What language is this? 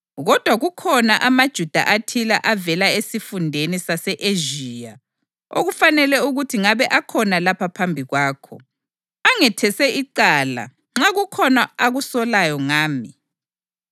North Ndebele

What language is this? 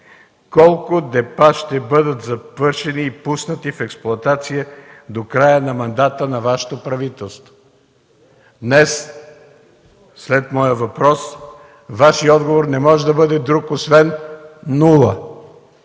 Bulgarian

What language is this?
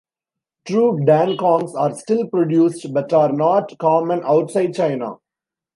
English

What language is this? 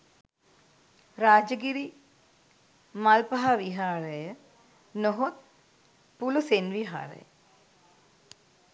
Sinhala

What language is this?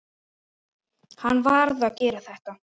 Icelandic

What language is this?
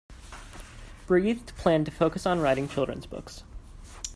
English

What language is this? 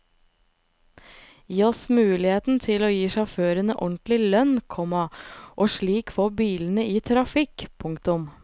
Norwegian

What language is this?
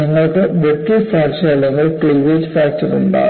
Malayalam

